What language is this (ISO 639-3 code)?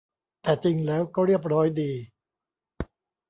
tha